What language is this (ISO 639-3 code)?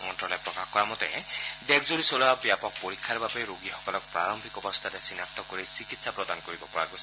asm